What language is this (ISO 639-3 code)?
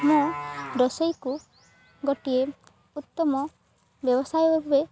ori